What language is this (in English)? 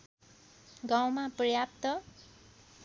Nepali